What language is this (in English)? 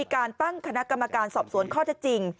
Thai